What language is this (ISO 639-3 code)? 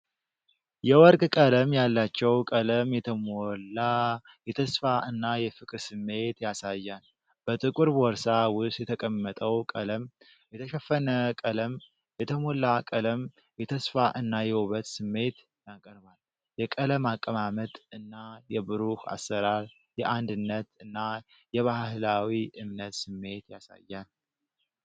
amh